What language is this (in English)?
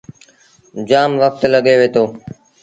Sindhi Bhil